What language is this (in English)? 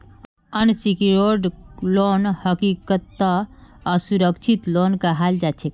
Magahi